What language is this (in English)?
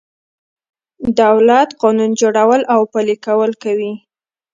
Pashto